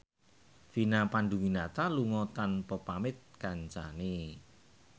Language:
Javanese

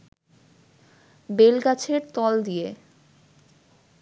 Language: Bangla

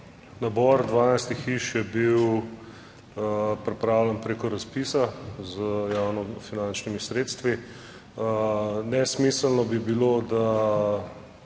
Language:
Slovenian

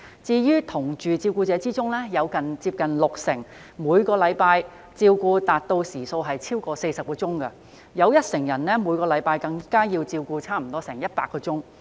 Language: Cantonese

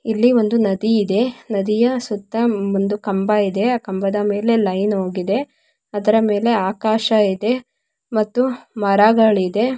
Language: Kannada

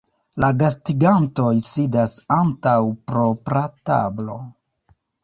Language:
Esperanto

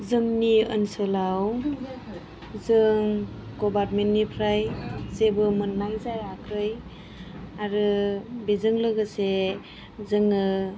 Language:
Bodo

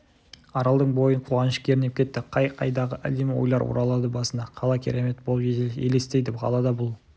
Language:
Kazakh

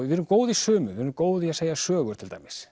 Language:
Icelandic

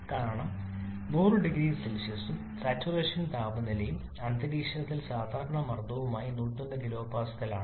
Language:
Malayalam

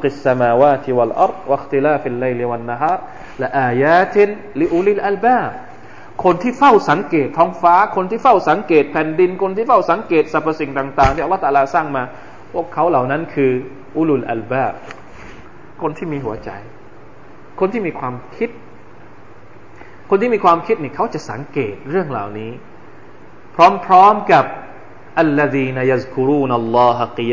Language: Thai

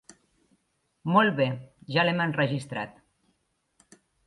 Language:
Catalan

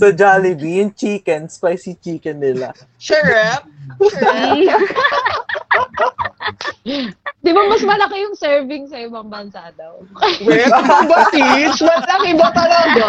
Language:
Filipino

